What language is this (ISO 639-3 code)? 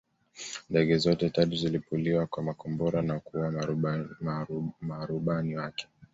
swa